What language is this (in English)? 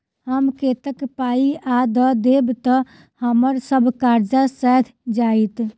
Maithili